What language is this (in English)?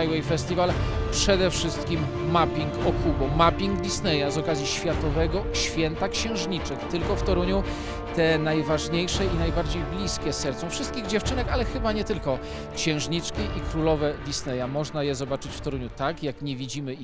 Polish